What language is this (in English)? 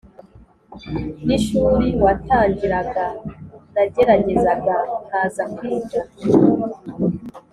Kinyarwanda